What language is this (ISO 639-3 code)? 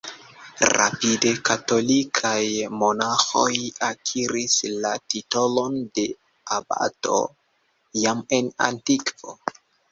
epo